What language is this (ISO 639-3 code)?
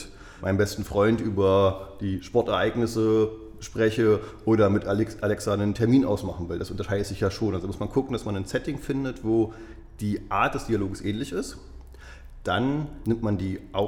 deu